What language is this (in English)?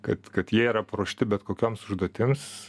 Lithuanian